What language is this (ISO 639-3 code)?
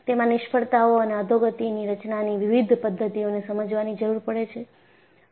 guj